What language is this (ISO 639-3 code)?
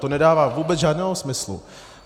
ces